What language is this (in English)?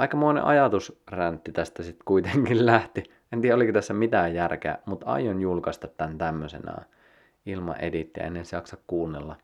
Finnish